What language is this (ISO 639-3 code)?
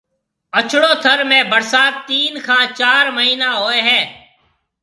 mve